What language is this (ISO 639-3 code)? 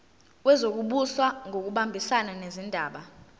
zul